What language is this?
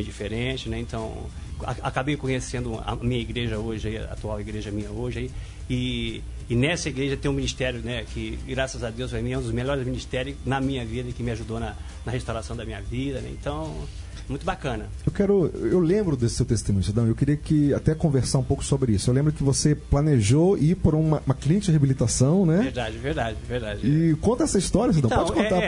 Portuguese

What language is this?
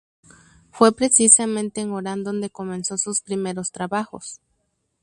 Spanish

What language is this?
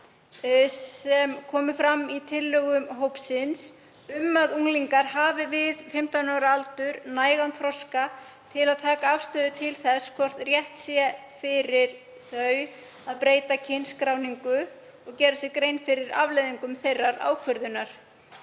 Icelandic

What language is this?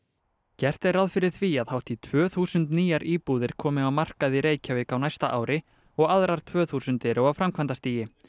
Icelandic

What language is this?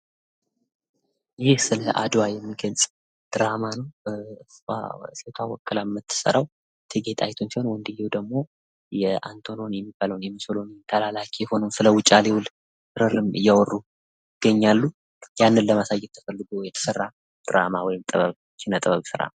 Amharic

